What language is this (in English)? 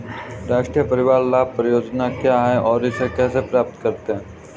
Hindi